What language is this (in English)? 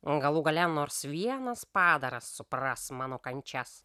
Lithuanian